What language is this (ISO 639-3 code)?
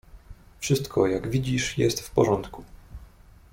pol